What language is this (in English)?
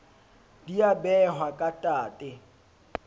Southern Sotho